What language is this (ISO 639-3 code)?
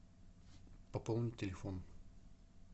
rus